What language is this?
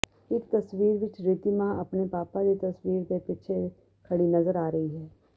Punjabi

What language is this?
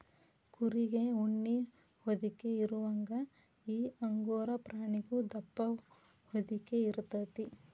Kannada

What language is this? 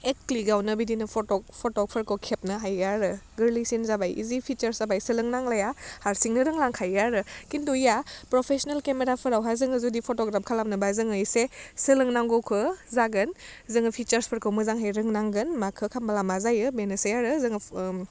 Bodo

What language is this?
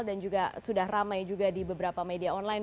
Indonesian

